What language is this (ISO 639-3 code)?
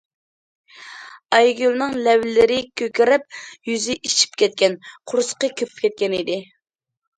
uig